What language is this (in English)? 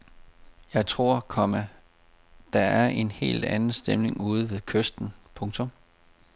Danish